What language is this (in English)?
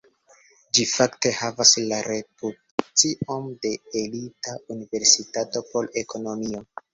Esperanto